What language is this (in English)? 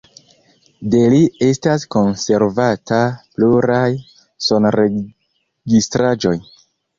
Esperanto